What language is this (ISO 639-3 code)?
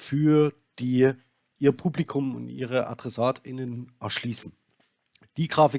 deu